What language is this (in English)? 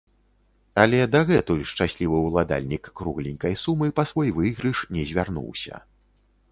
Belarusian